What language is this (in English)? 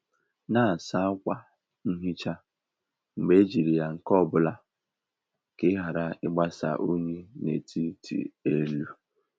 Igbo